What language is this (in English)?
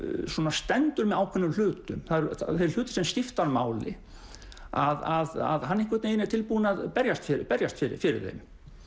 Icelandic